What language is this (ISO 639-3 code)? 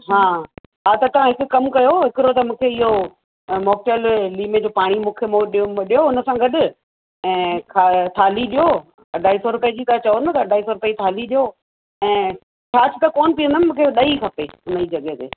snd